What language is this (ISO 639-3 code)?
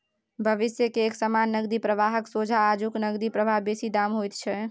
mai